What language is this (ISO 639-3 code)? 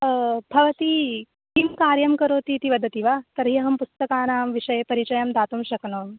san